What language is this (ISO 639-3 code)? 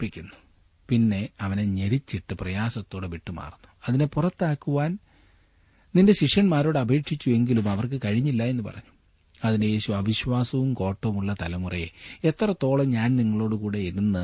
mal